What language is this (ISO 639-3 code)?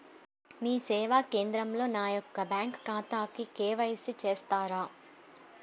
tel